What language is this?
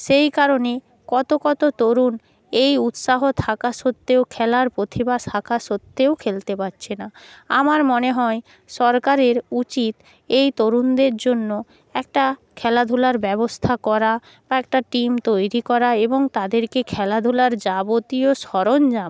Bangla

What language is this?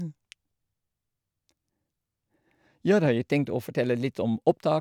Norwegian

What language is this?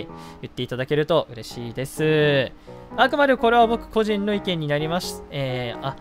Japanese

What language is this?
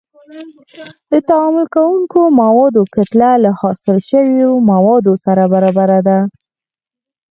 Pashto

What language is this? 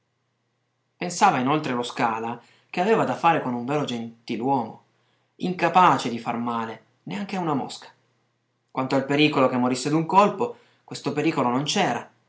Italian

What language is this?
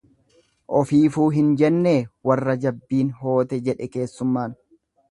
Oromo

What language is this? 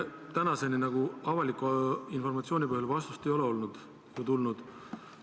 Estonian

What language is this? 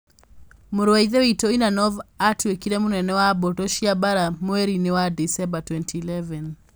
Kikuyu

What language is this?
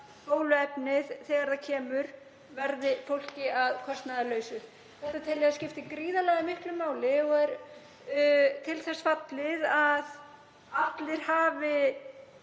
Icelandic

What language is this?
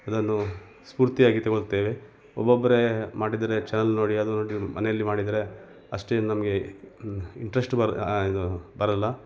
Kannada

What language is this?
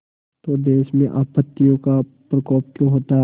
Hindi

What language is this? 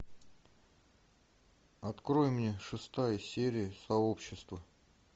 Russian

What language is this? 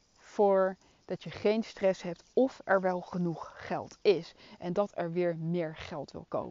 Dutch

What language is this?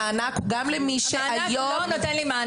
Hebrew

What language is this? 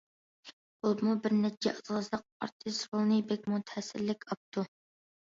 Uyghur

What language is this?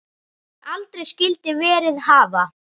Icelandic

